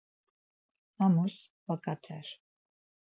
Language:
Laz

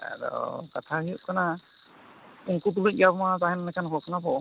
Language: Santali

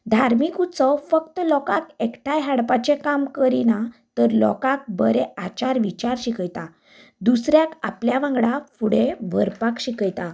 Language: Konkani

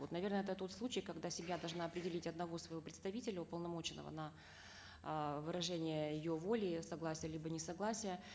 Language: Kazakh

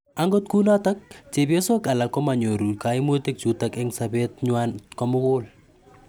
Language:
Kalenjin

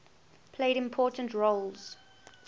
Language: English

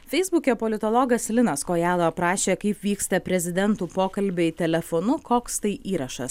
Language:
Lithuanian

